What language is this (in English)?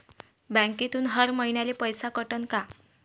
Marathi